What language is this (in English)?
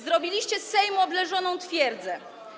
Polish